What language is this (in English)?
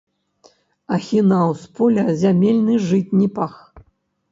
Belarusian